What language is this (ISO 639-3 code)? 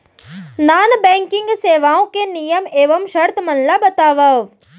hne